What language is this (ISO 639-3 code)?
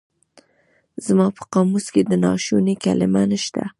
pus